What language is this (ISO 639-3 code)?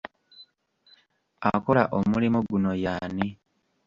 lug